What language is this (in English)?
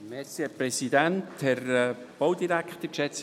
Swiss German